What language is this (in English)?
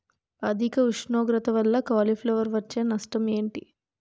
Telugu